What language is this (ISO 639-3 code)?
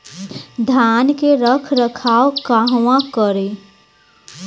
bho